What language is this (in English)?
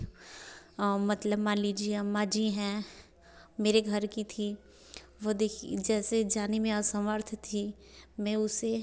Hindi